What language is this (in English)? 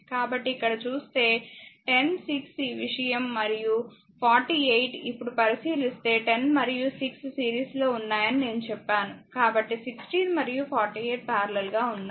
Telugu